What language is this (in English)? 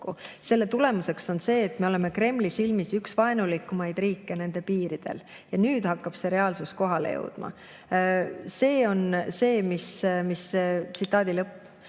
Estonian